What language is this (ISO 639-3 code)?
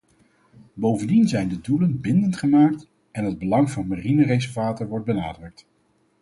nld